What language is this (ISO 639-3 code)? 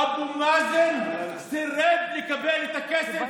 heb